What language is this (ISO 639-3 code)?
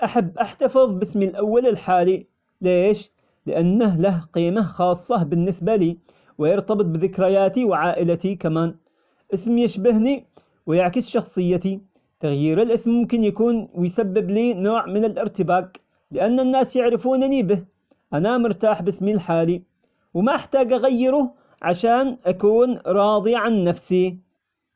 acx